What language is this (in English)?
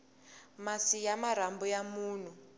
Tsonga